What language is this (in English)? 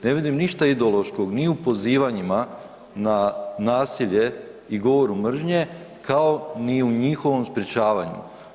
Croatian